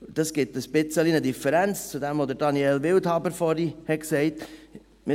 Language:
Swiss German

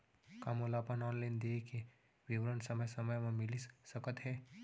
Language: Chhattisgarhi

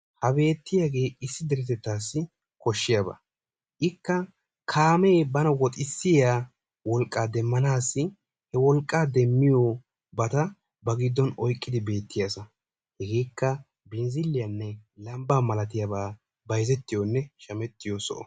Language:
Wolaytta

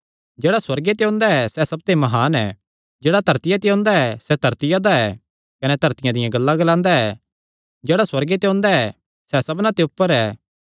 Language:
Kangri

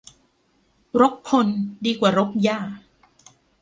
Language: Thai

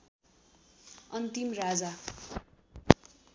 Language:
Nepali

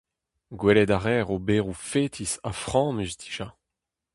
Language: Breton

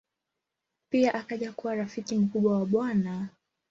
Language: Swahili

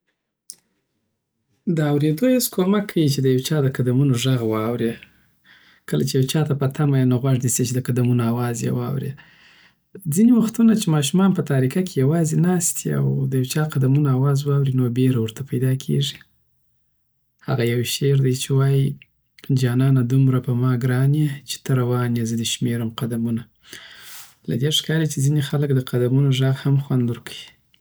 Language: Southern Pashto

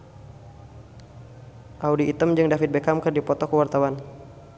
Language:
Sundanese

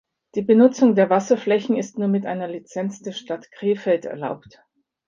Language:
German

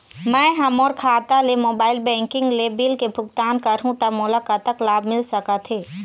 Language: Chhattisgarhi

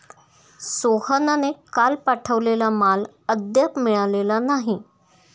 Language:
Marathi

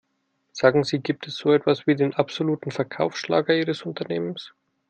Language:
German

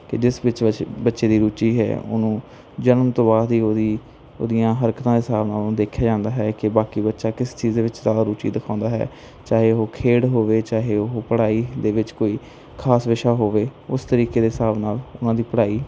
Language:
Punjabi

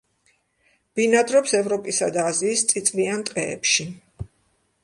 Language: Georgian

